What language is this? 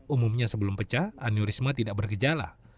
Indonesian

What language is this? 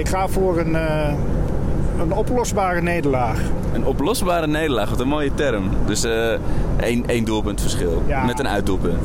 Dutch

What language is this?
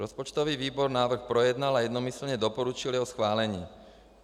Czech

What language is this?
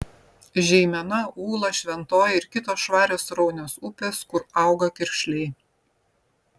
Lithuanian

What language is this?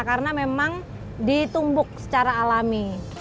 Indonesian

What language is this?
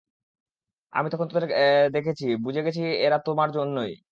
Bangla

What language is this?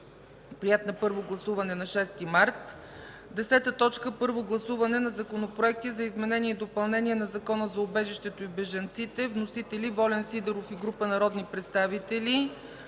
Bulgarian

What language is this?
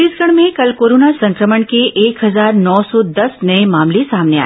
Hindi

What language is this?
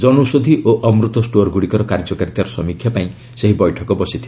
Odia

